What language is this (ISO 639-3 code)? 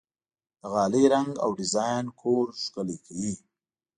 pus